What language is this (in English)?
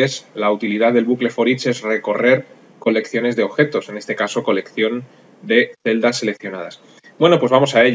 Spanish